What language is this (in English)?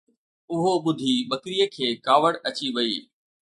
Sindhi